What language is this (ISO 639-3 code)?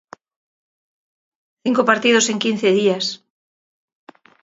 glg